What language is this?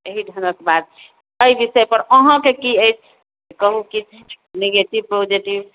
Maithili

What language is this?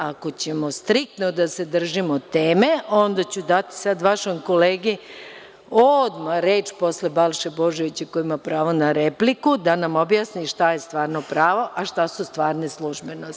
Serbian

